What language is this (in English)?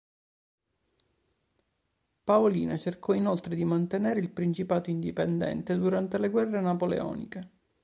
Italian